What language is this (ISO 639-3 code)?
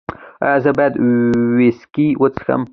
pus